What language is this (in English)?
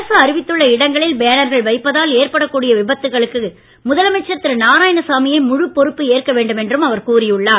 Tamil